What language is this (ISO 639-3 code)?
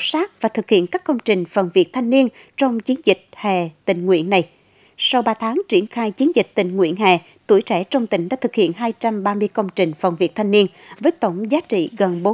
vie